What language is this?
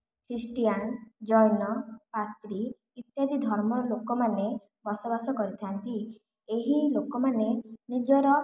Odia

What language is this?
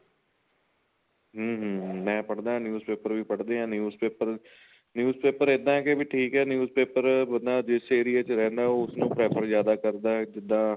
Punjabi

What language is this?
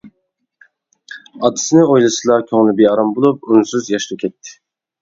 Uyghur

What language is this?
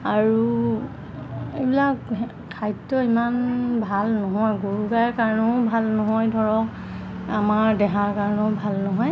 Assamese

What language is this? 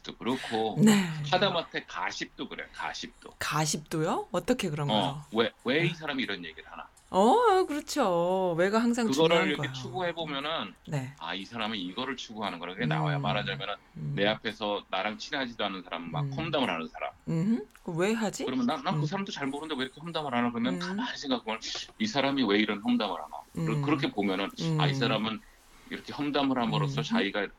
Korean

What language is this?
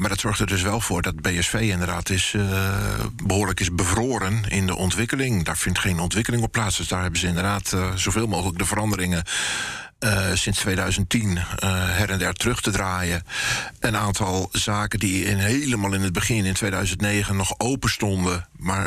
Dutch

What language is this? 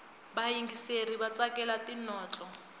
Tsonga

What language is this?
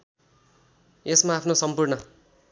Nepali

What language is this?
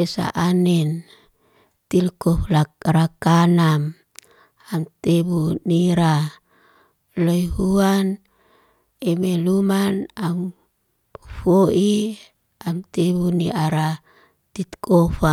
Liana-Seti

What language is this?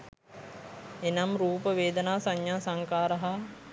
Sinhala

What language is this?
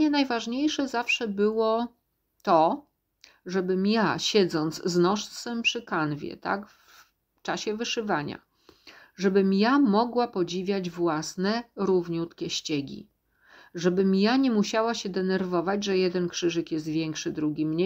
Polish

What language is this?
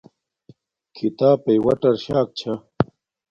Domaaki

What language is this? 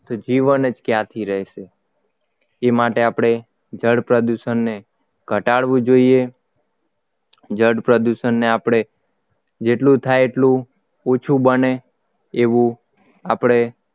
Gujarati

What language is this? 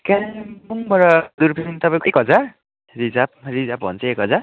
Nepali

